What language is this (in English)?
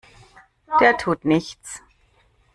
German